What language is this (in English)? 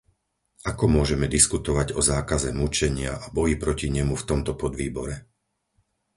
Slovak